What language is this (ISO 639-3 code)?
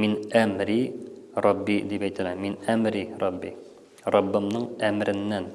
tur